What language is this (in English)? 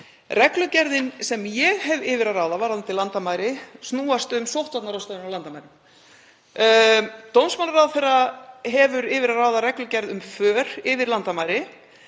Icelandic